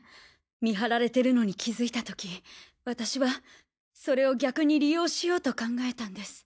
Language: Japanese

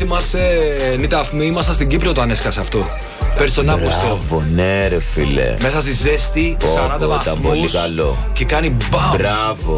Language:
Greek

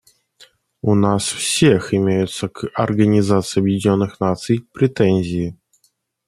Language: Russian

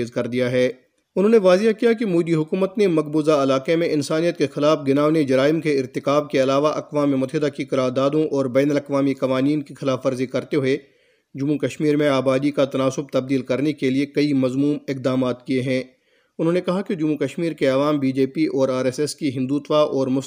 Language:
Urdu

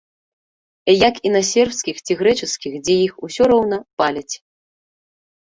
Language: Belarusian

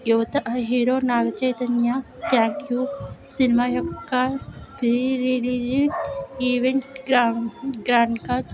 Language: Telugu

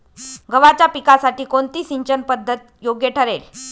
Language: Marathi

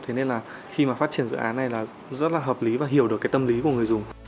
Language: Vietnamese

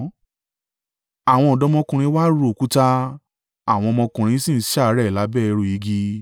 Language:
Yoruba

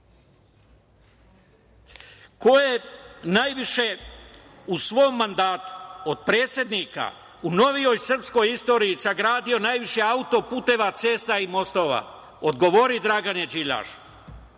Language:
Serbian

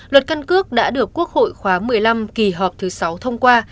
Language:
Vietnamese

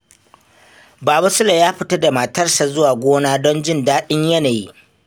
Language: Hausa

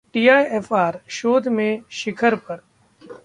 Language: Hindi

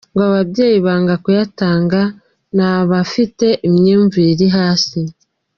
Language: Kinyarwanda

